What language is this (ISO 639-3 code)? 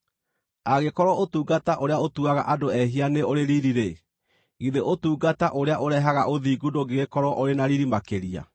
kik